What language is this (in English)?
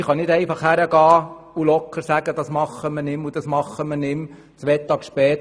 Swiss German